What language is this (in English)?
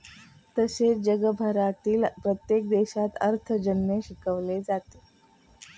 Marathi